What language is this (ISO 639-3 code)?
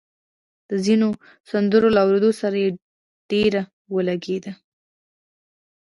pus